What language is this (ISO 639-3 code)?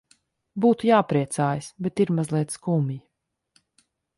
lav